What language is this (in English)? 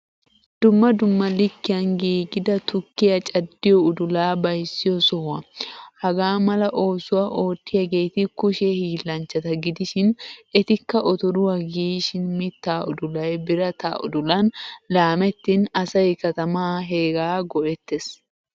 Wolaytta